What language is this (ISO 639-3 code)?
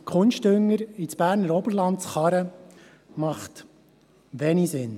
gsw